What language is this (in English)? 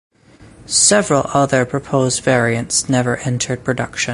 English